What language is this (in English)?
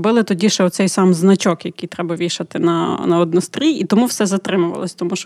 Ukrainian